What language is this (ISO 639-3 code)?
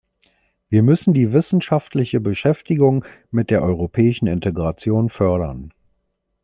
deu